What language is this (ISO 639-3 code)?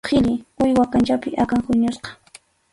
qxu